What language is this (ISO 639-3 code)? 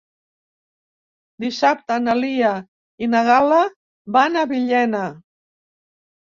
cat